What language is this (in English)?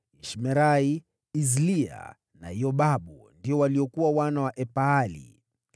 Swahili